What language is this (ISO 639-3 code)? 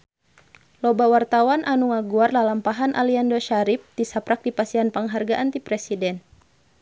sun